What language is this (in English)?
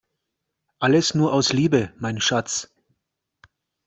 German